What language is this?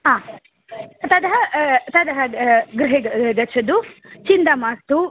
Sanskrit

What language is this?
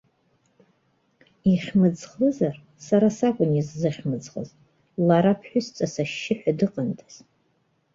Abkhazian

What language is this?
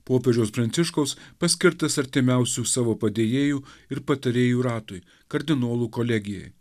Lithuanian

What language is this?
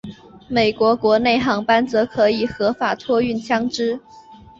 Chinese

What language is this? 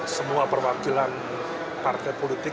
Indonesian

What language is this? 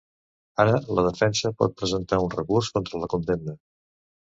Catalan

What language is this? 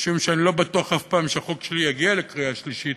Hebrew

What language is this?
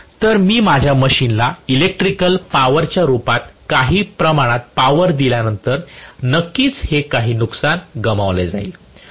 Marathi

